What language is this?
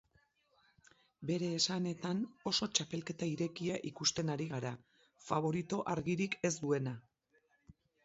Basque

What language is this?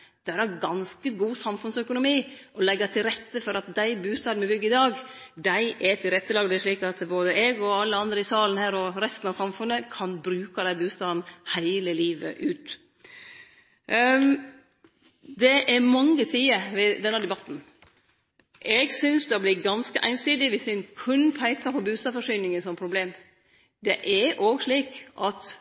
Norwegian Nynorsk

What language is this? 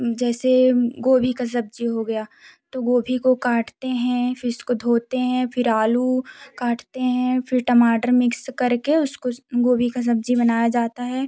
Hindi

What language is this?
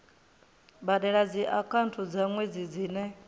Venda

